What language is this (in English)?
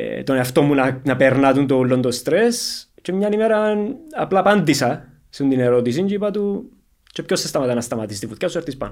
Greek